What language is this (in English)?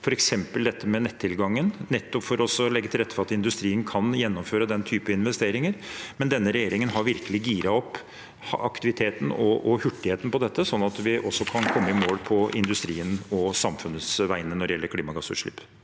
Norwegian